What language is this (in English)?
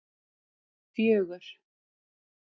Icelandic